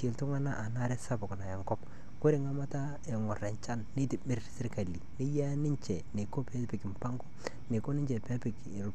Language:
Masai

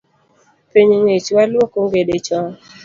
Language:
Luo (Kenya and Tanzania)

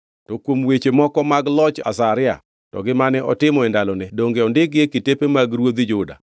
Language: Luo (Kenya and Tanzania)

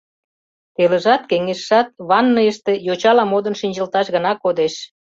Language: Mari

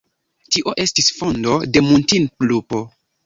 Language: Esperanto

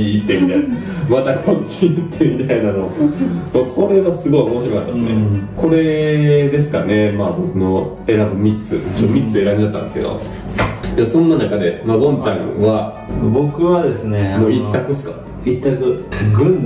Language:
Japanese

